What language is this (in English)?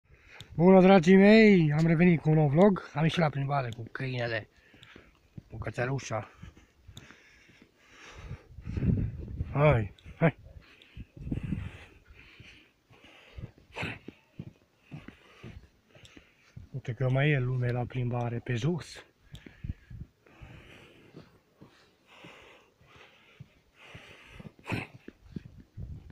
Romanian